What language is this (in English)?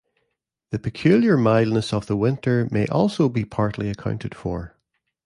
English